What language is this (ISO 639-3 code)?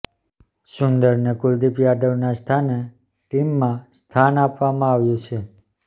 guj